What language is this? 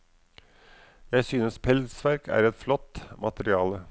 Norwegian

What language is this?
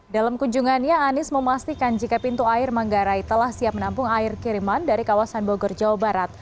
Indonesian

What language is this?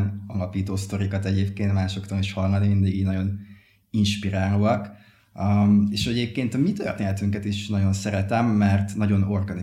Hungarian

